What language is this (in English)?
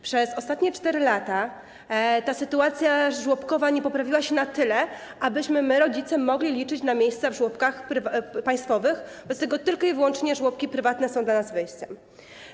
Polish